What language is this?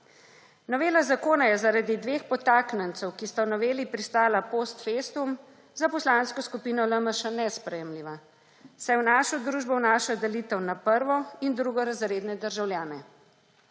Slovenian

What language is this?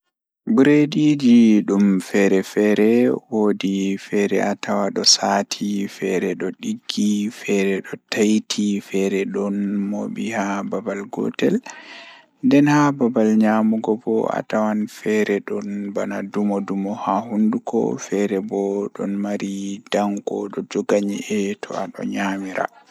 Fula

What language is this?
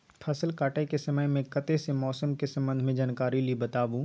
Maithili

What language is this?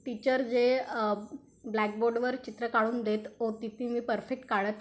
Marathi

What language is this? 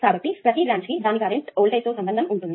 Telugu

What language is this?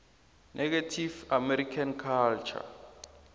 South Ndebele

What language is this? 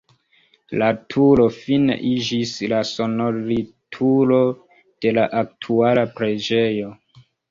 Esperanto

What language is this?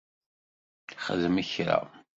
Kabyle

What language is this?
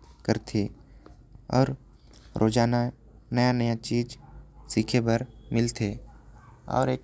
Korwa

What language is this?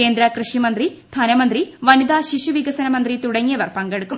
Malayalam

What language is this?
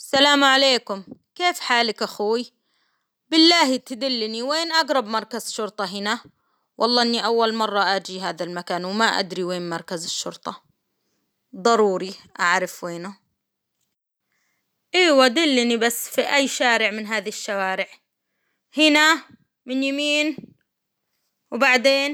Hijazi Arabic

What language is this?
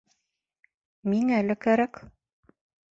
Bashkir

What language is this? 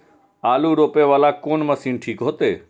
Maithili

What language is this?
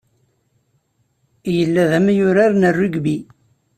Kabyle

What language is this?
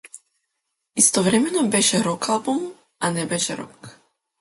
Macedonian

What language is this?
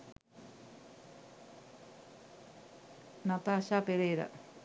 Sinhala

